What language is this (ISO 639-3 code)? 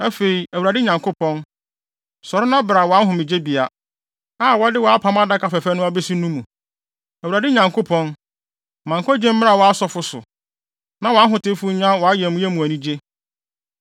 aka